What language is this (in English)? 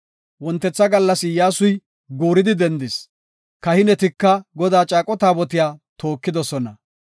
Gofa